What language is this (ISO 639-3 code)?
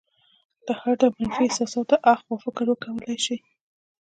pus